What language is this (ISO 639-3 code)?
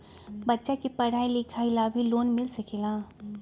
mag